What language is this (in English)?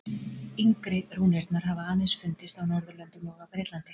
Icelandic